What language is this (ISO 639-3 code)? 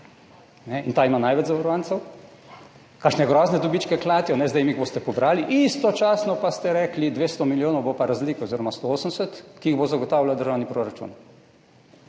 slv